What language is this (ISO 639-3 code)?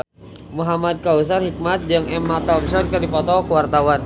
sun